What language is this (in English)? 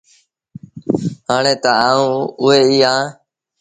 Sindhi Bhil